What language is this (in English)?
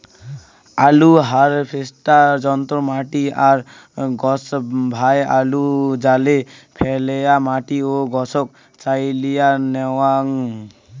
Bangla